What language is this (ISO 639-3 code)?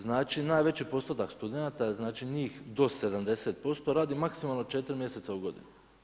hrv